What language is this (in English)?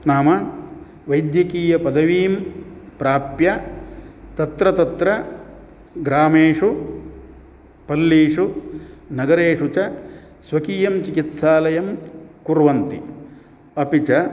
Sanskrit